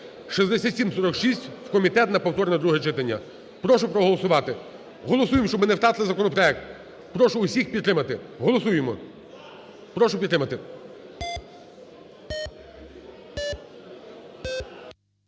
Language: Ukrainian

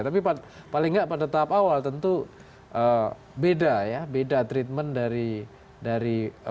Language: Indonesian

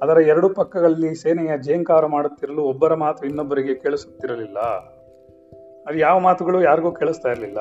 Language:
Kannada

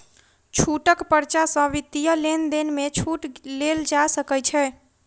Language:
Maithili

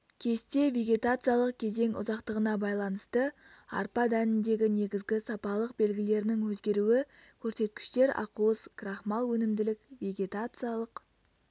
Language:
Kazakh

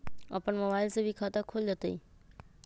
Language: Magahi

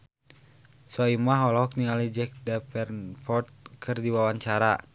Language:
Sundanese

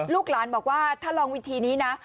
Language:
Thai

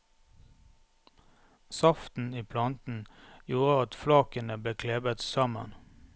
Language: Norwegian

